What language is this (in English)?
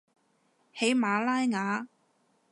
Cantonese